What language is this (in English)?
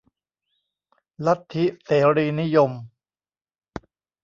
Thai